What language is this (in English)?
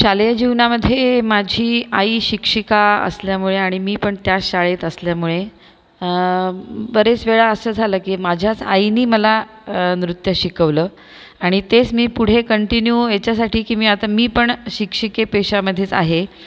Marathi